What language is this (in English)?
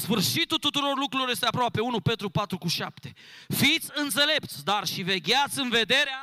Romanian